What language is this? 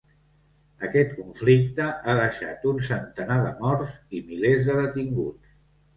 Catalan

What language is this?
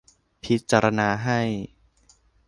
Thai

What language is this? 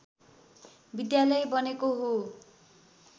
Nepali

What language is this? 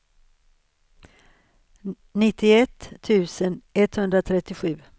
Swedish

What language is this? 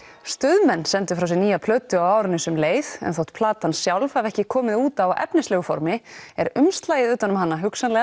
Icelandic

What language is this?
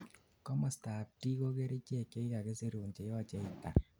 Kalenjin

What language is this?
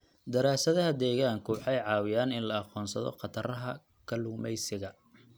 Somali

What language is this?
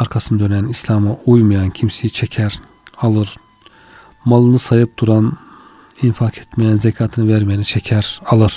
Turkish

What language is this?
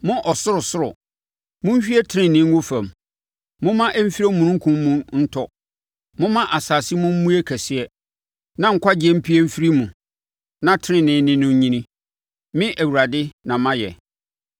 Akan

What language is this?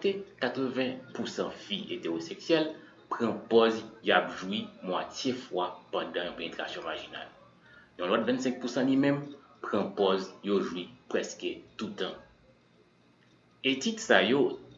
French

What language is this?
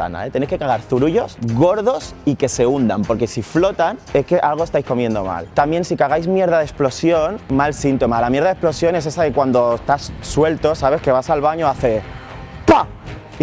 Spanish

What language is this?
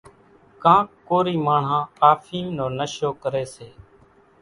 Kachi Koli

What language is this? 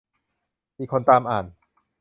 Thai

